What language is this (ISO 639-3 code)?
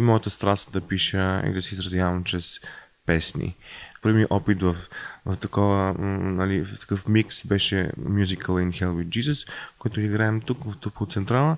bul